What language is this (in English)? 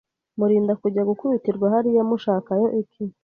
Kinyarwanda